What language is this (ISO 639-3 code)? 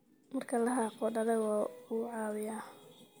som